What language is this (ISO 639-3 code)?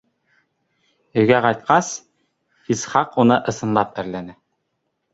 bak